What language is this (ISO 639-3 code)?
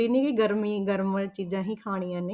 pan